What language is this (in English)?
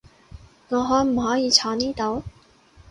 Cantonese